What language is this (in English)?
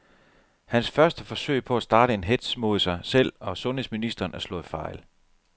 Danish